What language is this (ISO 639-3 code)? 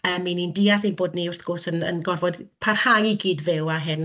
cym